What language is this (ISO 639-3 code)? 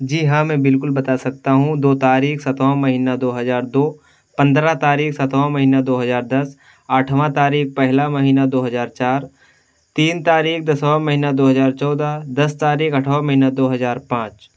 urd